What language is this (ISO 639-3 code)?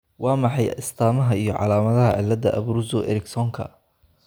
som